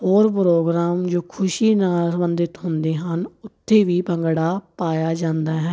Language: Punjabi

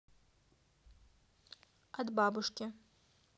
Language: Russian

